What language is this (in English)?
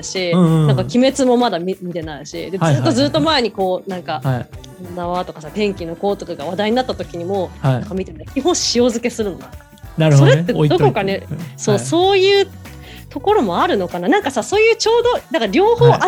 Japanese